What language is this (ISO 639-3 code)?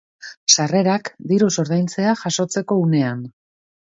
eus